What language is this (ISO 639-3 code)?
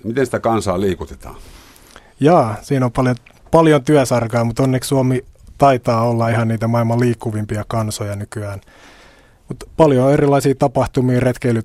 fin